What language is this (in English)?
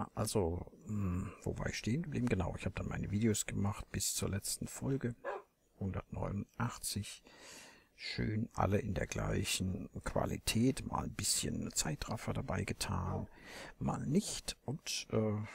German